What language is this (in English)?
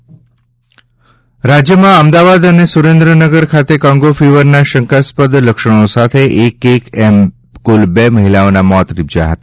Gujarati